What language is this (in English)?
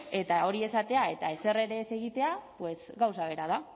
Basque